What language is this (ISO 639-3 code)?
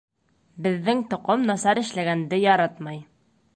bak